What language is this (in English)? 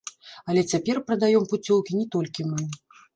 Belarusian